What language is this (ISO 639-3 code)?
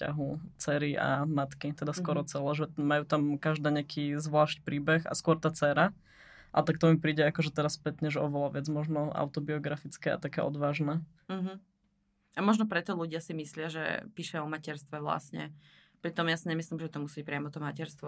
slk